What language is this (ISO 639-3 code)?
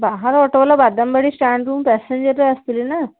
ori